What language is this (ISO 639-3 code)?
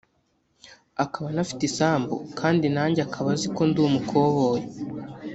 kin